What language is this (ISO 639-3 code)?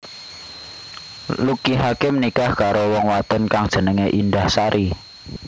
jav